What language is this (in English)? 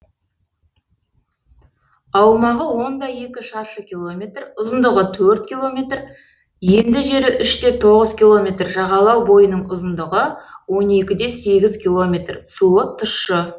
Kazakh